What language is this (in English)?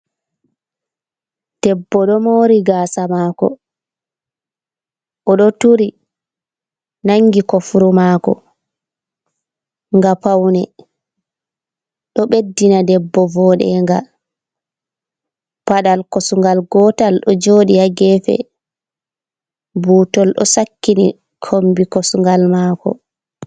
Fula